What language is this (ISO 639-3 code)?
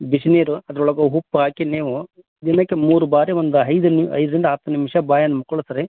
kan